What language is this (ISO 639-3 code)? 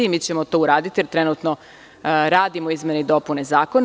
srp